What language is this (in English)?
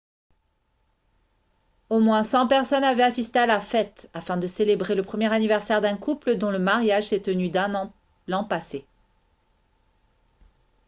French